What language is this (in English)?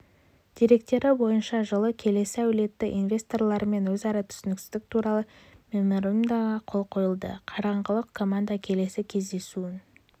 Kazakh